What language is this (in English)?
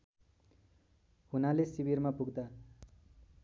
Nepali